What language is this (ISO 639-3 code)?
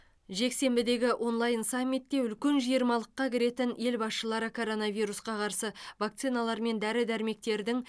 kaz